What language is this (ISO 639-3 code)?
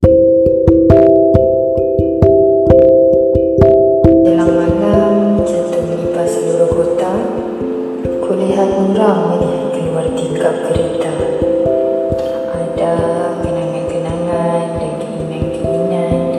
msa